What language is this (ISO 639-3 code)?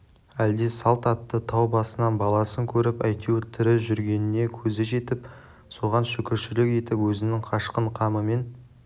kaz